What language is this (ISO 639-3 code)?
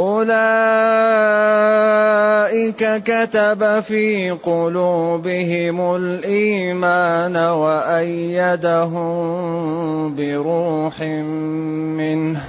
ara